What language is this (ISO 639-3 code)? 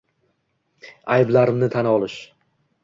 uzb